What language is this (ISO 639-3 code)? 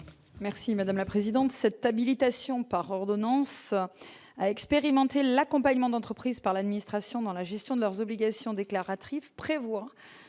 fra